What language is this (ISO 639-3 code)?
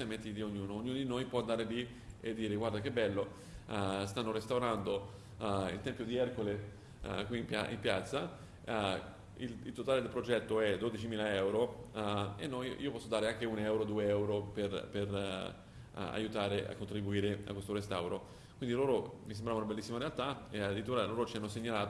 ita